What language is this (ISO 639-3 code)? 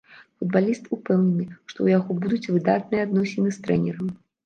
bel